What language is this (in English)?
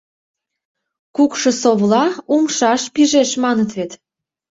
Mari